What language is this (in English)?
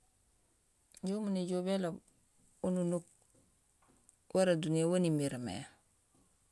Gusilay